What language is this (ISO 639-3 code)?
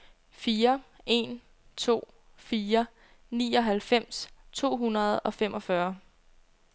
dan